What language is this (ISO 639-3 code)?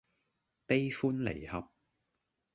yue